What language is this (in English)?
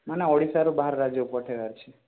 Odia